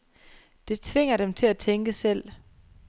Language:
Danish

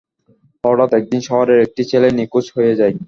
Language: Bangla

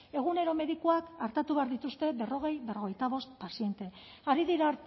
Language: Basque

